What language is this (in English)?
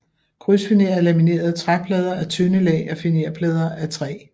Danish